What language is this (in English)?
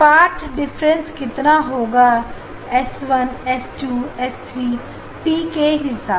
Hindi